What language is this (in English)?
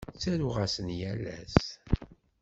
Kabyle